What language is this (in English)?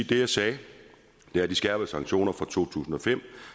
Danish